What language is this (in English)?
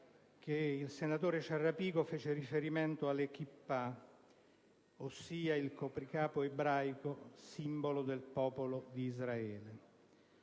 Italian